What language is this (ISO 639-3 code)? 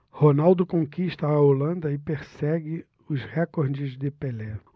por